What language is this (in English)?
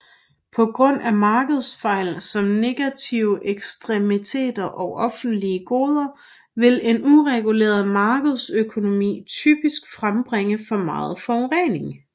Danish